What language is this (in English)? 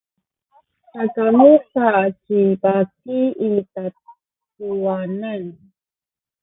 Sakizaya